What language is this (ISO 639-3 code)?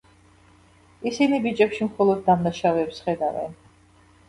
kat